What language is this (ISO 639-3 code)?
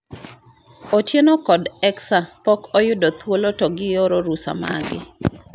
luo